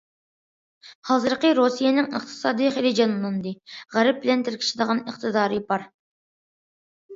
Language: Uyghur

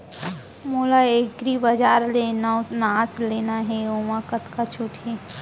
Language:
Chhattisgarhi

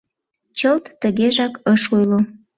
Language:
Mari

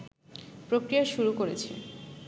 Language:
Bangla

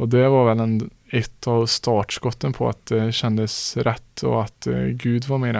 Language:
Swedish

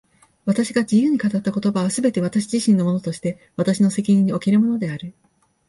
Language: Japanese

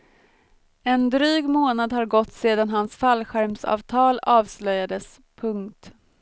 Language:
Swedish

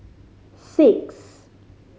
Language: English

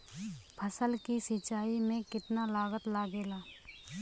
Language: Bhojpuri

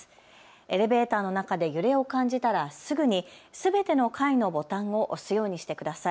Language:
Japanese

